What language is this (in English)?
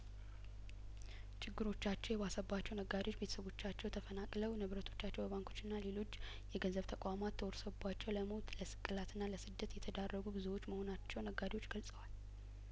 Amharic